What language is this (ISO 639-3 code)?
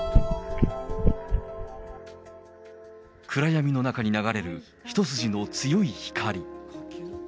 jpn